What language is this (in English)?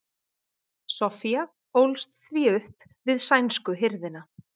Icelandic